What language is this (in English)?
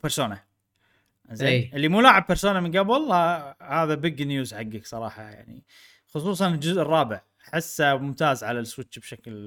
Arabic